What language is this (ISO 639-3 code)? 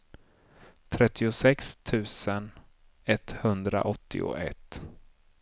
swe